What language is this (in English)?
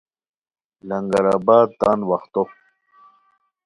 Khowar